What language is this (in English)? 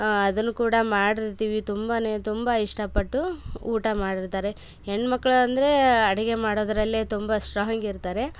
Kannada